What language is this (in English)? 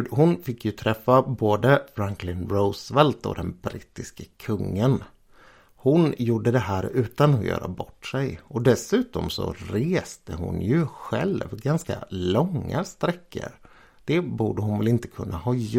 Swedish